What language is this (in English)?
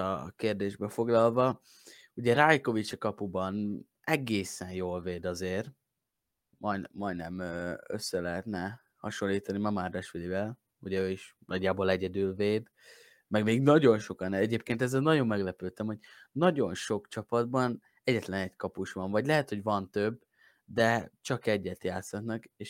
Hungarian